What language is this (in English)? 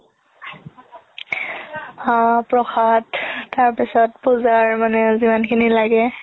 Assamese